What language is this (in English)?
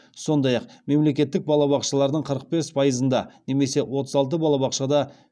Kazakh